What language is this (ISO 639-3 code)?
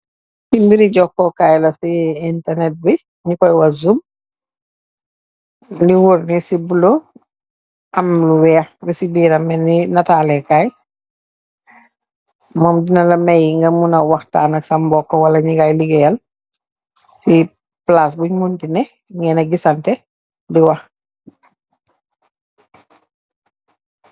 wol